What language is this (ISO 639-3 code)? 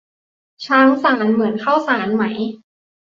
tha